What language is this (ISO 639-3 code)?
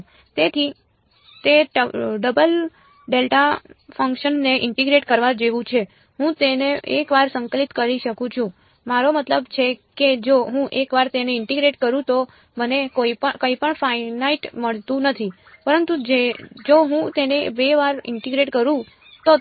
guj